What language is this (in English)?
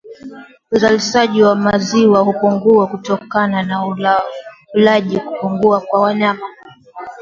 Swahili